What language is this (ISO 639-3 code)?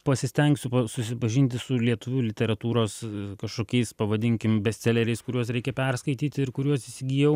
lit